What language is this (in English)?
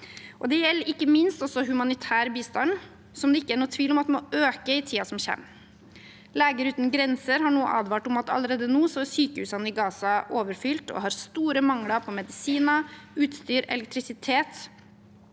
Norwegian